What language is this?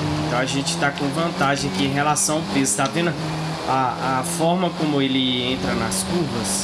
Portuguese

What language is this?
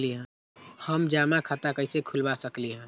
Magahi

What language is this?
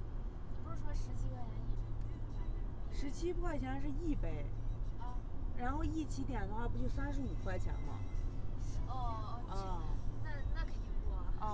Chinese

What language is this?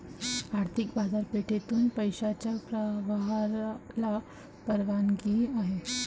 Marathi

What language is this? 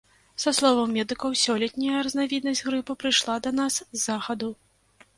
Belarusian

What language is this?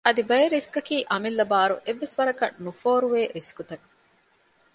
Divehi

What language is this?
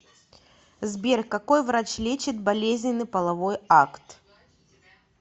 Russian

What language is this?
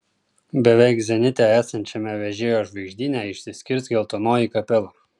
Lithuanian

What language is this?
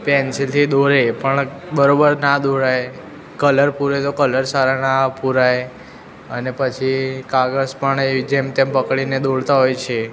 Gujarati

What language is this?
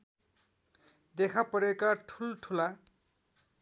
Nepali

